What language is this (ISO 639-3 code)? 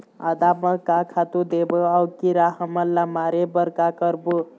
hne